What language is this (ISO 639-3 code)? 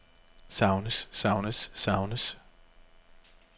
dan